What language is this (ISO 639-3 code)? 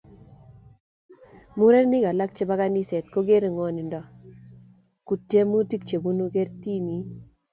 kln